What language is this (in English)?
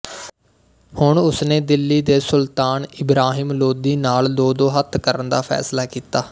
Punjabi